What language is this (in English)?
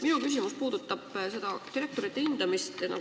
Estonian